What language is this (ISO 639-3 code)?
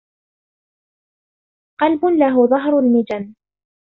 ara